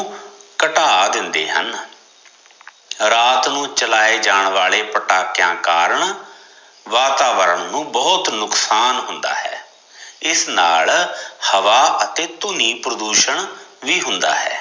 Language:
Punjabi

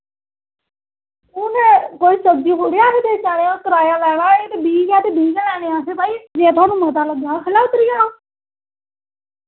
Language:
Dogri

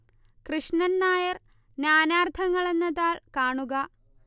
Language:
Malayalam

